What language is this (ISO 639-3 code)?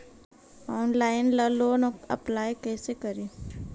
mag